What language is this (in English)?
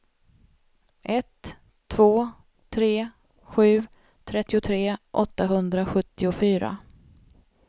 Swedish